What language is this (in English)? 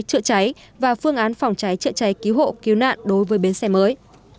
Vietnamese